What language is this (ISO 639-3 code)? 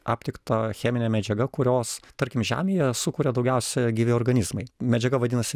lit